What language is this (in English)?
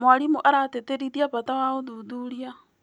Kikuyu